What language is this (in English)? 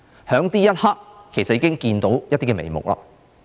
Cantonese